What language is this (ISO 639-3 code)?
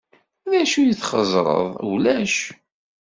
kab